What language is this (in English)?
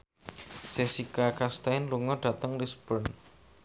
Javanese